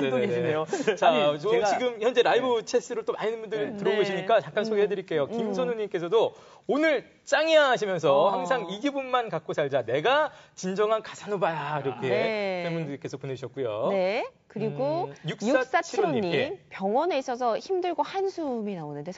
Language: Korean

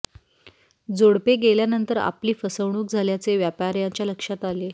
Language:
Marathi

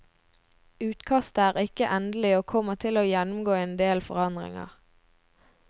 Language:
Norwegian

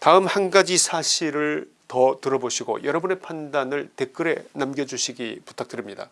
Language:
Korean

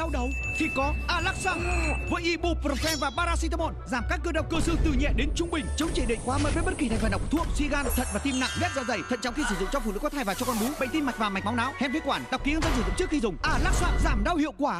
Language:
Vietnamese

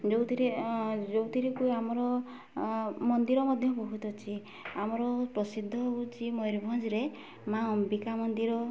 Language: Odia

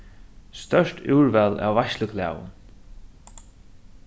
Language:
Faroese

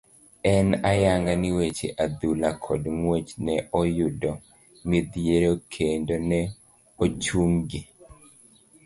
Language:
Luo (Kenya and Tanzania)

